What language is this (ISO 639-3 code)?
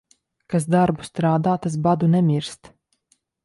lav